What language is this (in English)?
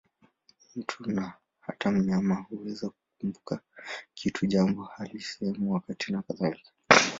Swahili